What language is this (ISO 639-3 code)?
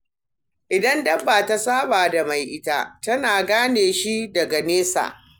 hau